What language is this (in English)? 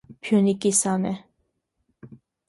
Armenian